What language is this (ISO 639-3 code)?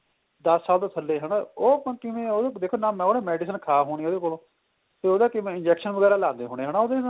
pan